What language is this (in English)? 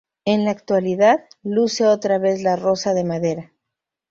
Spanish